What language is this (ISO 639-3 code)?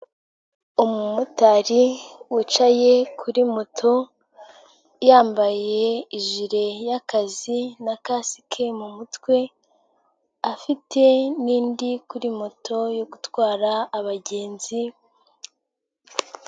kin